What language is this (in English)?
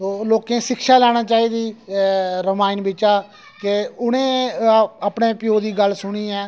Dogri